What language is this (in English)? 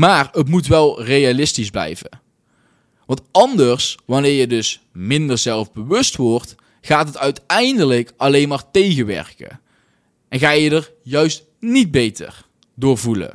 Dutch